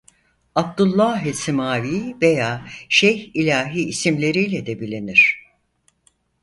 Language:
Turkish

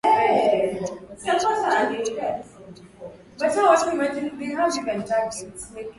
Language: Swahili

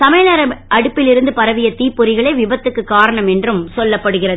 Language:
Tamil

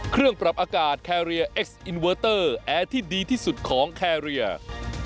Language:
Thai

